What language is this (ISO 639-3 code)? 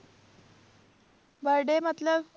pan